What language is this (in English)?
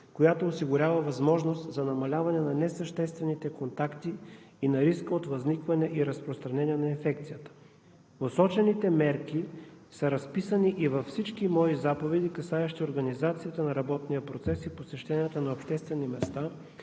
Bulgarian